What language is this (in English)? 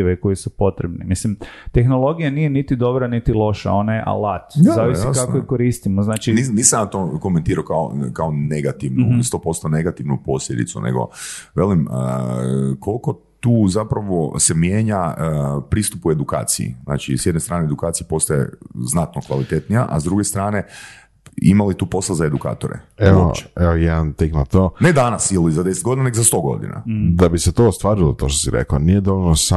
Croatian